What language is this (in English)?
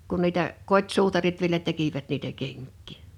Finnish